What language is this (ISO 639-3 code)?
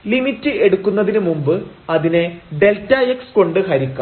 mal